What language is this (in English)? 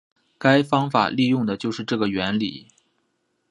Chinese